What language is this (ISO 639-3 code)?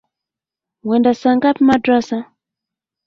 swa